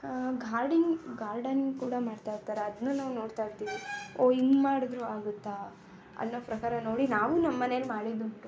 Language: Kannada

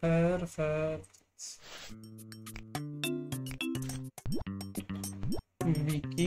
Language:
Polish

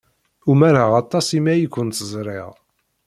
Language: Kabyle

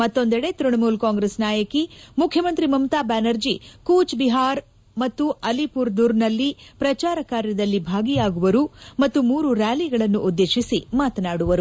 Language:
Kannada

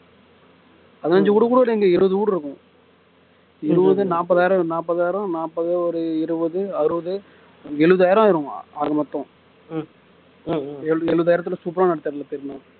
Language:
Tamil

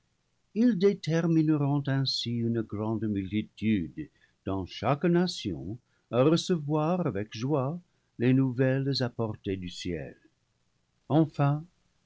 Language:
French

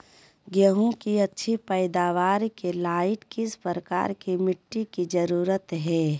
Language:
Magahi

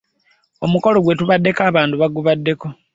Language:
Ganda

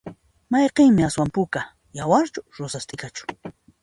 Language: Puno Quechua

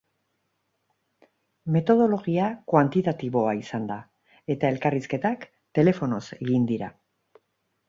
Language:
Basque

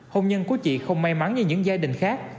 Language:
Vietnamese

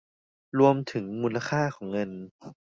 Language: Thai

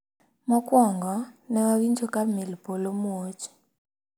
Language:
Luo (Kenya and Tanzania)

